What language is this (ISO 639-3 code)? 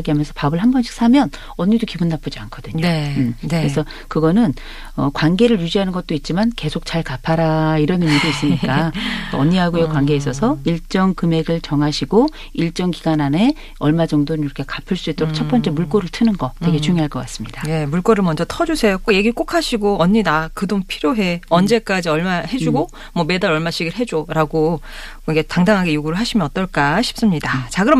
kor